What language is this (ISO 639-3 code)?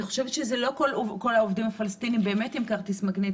heb